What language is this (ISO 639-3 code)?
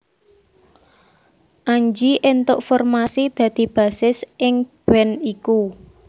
jav